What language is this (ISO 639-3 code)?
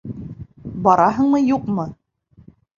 bak